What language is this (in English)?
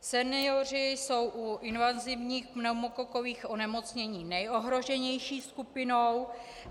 Czech